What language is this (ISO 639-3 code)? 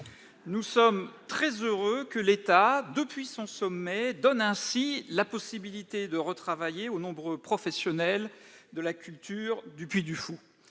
fra